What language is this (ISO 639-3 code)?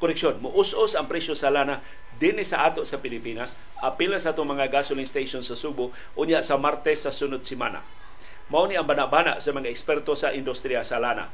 fil